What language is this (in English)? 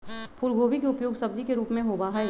Magahi